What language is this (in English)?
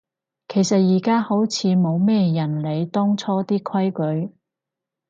Cantonese